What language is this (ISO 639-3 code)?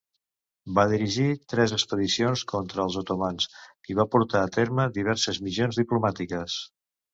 cat